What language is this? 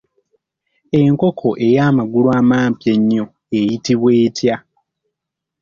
Ganda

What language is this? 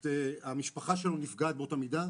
Hebrew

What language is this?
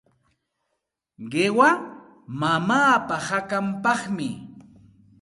Santa Ana de Tusi Pasco Quechua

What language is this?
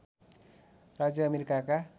Nepali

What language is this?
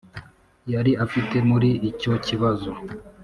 Kinyarwanda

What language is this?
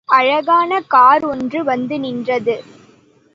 Tamil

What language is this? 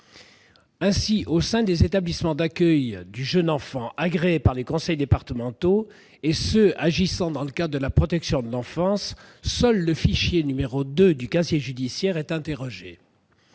French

